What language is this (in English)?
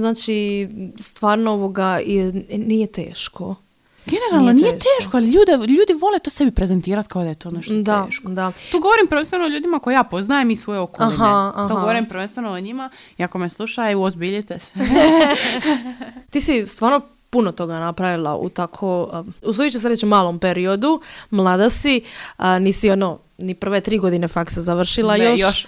Croatian